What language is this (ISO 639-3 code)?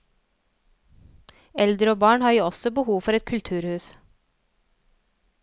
nor